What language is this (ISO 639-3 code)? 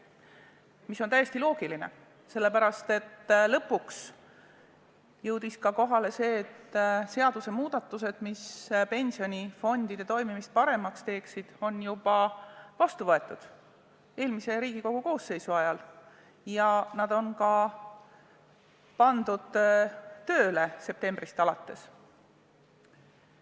est